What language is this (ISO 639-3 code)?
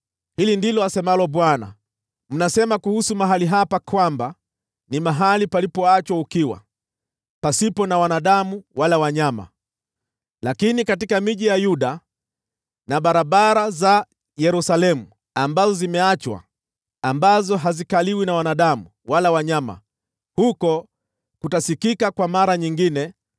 swa